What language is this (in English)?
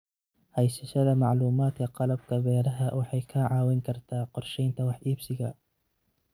Somali